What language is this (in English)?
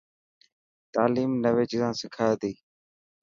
Dhatki